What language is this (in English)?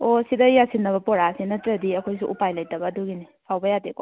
Manipuri